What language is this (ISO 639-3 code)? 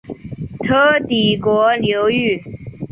zho